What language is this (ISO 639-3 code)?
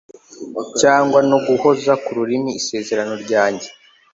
kin